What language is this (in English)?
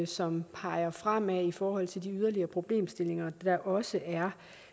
Danish